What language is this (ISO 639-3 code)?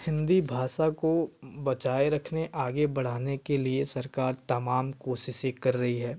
hin